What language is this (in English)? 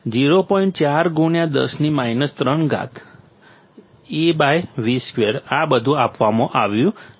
Gujarati